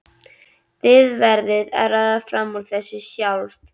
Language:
Icelandic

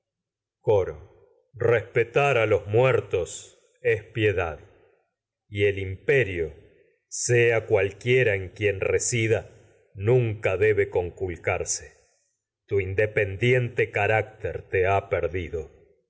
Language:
Spanish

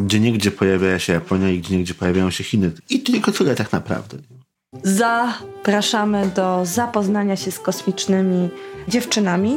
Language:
Polish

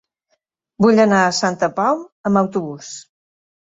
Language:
Catalan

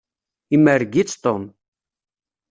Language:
Kabyle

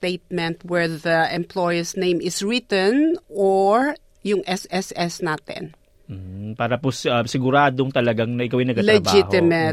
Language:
Filipino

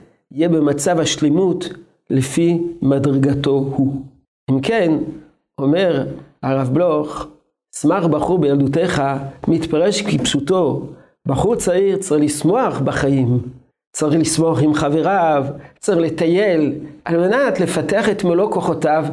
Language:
Hebrew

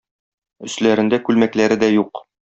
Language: Tatar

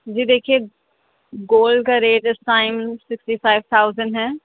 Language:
Urdu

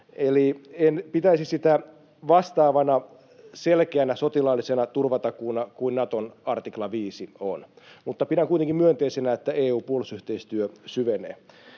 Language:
Finnish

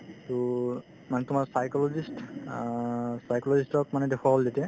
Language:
Assamese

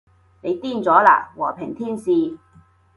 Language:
Cantonese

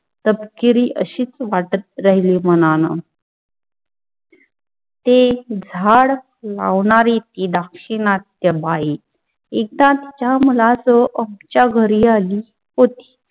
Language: Marathi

